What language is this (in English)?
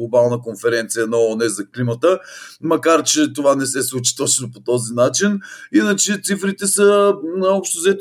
Bulgarian